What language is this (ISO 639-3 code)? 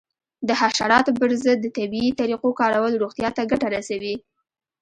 pus